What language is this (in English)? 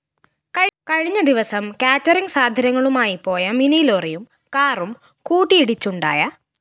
Malayalam